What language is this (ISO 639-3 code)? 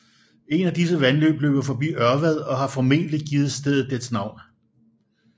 dan